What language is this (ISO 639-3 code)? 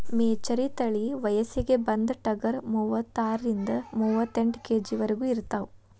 kan